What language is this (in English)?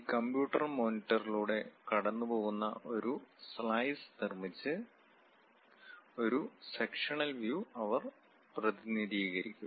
Malayalam